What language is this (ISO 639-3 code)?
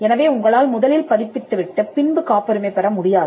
tam